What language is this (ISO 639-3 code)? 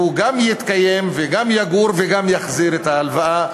heb